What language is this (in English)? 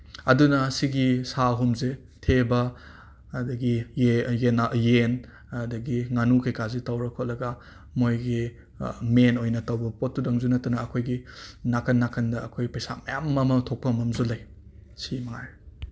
Manipuri